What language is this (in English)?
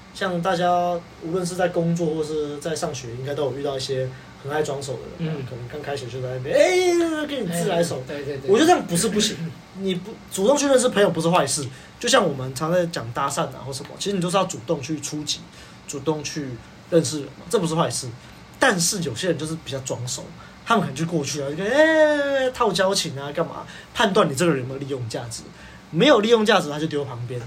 Chinese